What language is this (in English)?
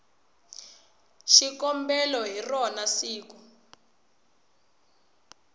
Tsonga